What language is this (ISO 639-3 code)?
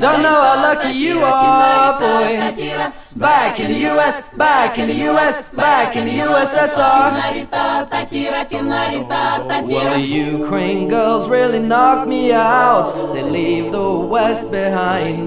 hun